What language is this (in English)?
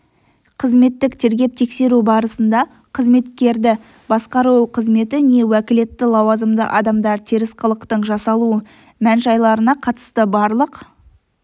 Kazakh